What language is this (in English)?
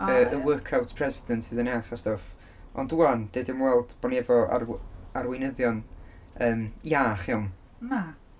Welsh